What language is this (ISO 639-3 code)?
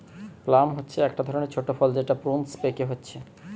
ben